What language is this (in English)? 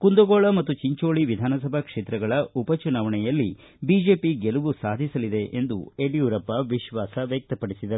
Kannada